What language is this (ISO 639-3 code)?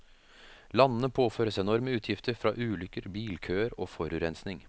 nor